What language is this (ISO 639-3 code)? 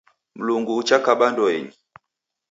dav